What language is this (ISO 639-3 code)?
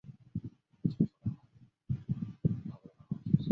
zho